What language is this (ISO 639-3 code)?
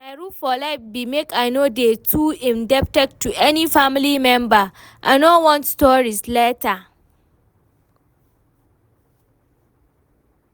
pcm